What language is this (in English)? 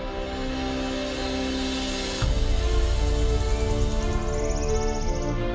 Thai